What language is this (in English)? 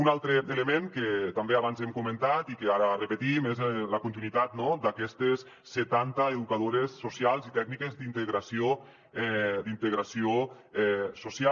Catalan